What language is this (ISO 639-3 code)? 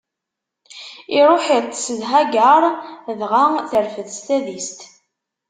kab